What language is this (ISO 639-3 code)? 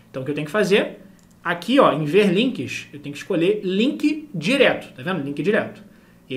por